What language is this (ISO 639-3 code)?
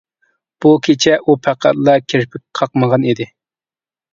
uig